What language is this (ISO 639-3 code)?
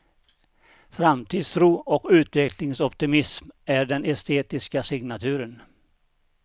swe